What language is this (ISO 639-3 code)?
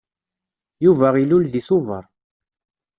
kab